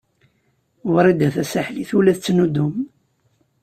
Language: Kabyle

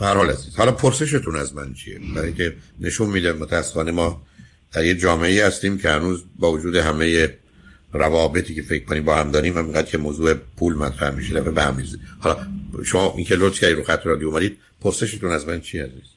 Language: Persian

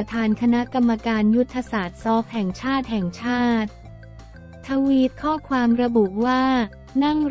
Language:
Thai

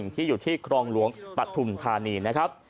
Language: Thai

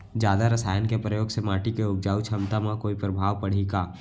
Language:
Chhattisgarhi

